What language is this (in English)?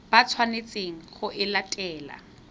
Tswana